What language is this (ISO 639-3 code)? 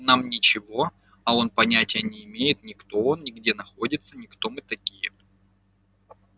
rus